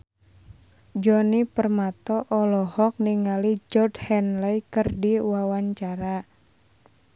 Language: Sundanese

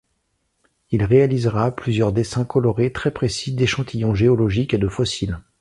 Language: French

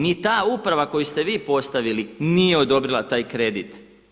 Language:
Croatian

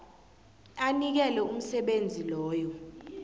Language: South Ndebele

